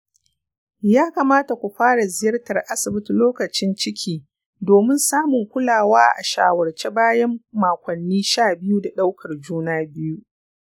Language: Hausa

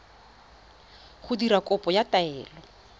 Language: Tswana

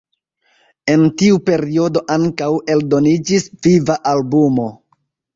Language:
Esperanto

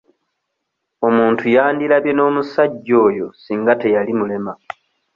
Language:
Ganda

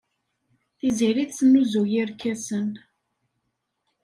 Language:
Kabyle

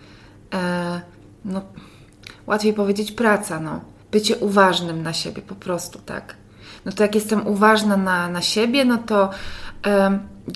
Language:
Polish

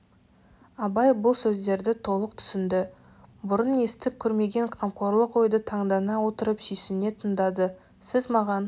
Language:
Kazakh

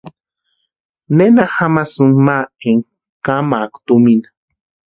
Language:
Western Highland Purepecha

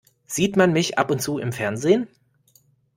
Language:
German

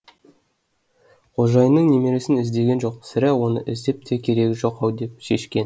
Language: Kazakh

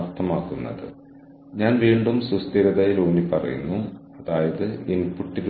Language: Malayalam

